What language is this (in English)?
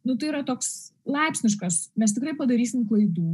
Lithuanian